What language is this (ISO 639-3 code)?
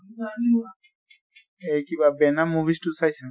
asm